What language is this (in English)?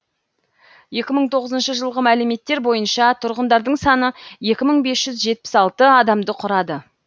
Kazakh